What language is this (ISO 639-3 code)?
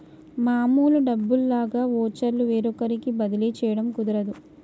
tel